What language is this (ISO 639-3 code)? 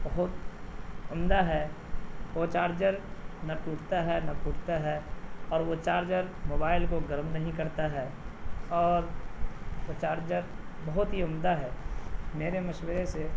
urd